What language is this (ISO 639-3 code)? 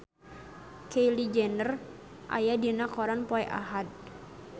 sun